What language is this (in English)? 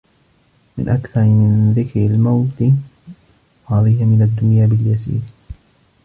Arabic